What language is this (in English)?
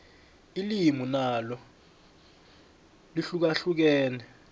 South Ndebele